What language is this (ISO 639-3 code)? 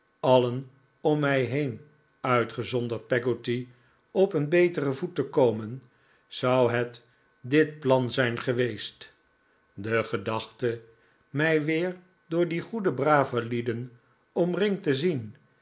nld